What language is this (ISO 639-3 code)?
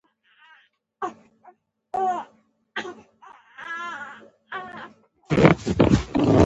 pus